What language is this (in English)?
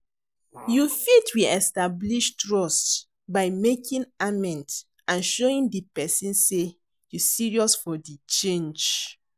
Nigerian Pidgin